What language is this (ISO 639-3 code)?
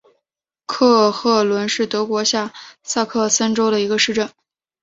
zho